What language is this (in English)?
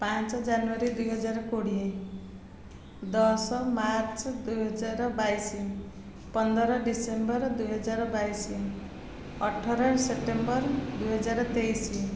Odia